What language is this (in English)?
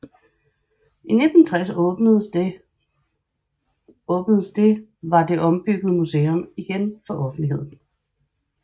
Danish